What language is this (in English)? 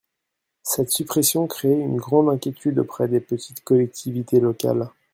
French